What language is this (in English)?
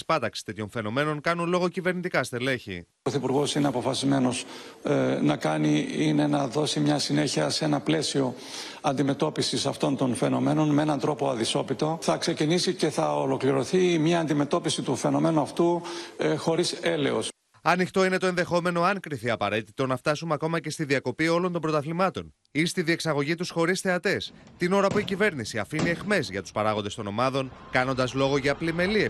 Greek